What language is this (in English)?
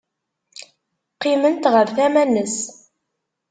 Kabyle